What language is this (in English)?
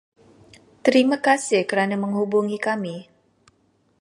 Malay